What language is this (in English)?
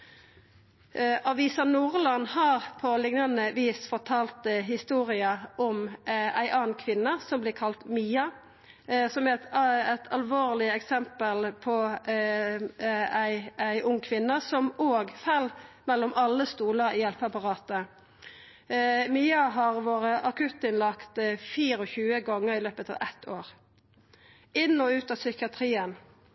Norwegian Nynorsk